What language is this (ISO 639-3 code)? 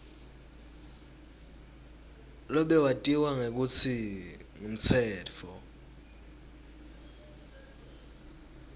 ssw